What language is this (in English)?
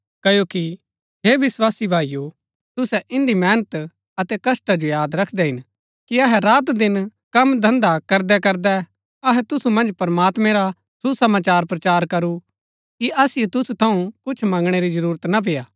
Gaddi